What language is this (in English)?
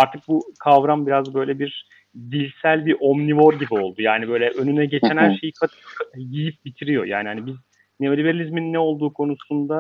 Turkish